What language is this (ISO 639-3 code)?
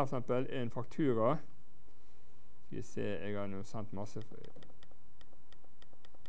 nor